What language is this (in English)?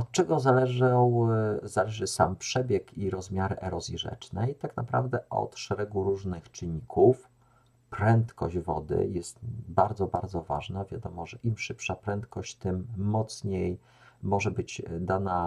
Polish